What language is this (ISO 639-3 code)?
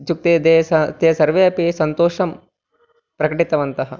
san